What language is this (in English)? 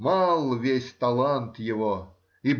Russian